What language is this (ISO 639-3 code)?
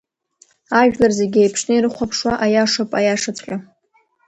abk